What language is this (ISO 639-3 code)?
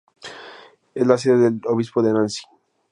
spa